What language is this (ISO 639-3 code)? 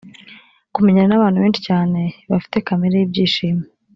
kin